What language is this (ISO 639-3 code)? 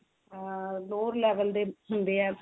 pan